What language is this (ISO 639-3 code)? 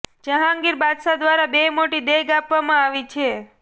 guj